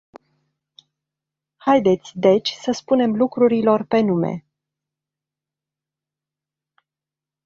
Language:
Romanian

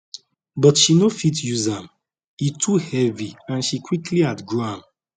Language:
Nigerian Pidgin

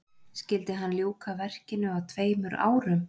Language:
Icelandic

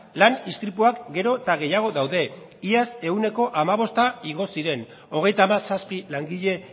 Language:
Basque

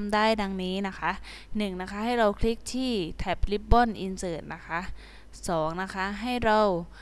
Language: Thai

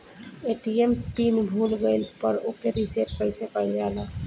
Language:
Bhojpuri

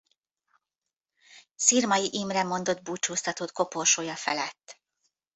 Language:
Hungarian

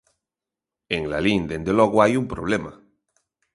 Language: Galician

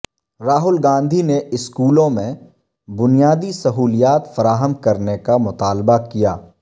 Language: Urdu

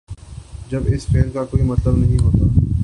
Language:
Urdu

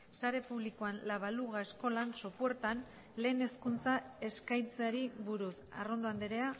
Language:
Basque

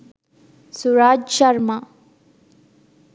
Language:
Sinhala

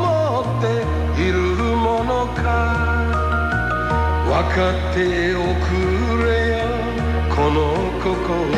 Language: Japanese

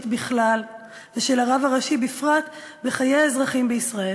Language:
Hebrew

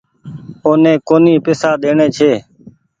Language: Goaria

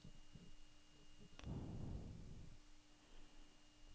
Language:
Norwegian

